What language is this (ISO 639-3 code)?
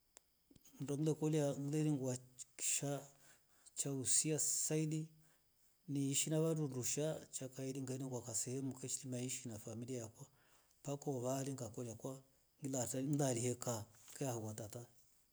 rof